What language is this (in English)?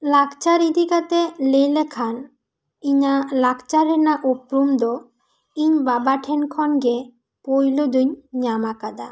Santali